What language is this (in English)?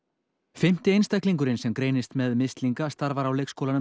Icelandic